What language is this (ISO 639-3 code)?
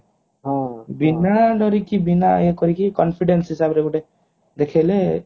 ori